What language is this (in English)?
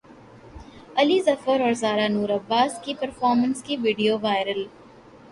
Urdu